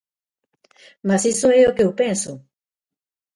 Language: Galician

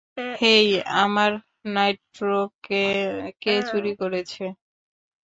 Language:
Bangla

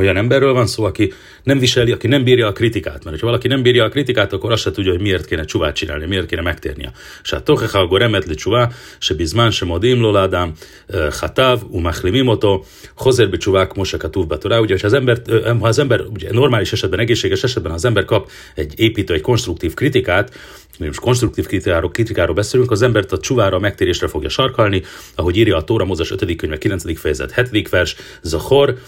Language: Hungarian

